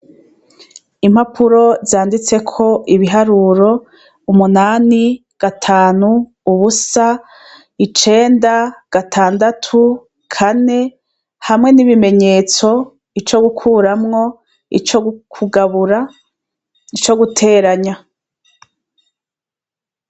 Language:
Rundi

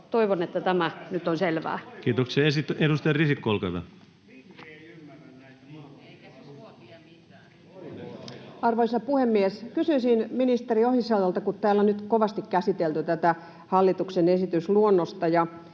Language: Finnish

